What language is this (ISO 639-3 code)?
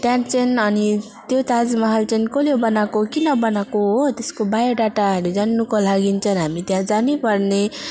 nep